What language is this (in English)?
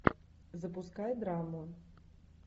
Russian